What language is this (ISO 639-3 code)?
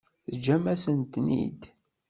kab